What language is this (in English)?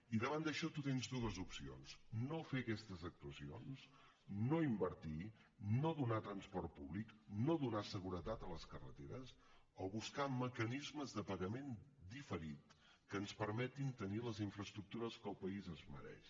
Catalan